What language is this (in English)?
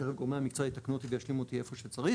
Hebrew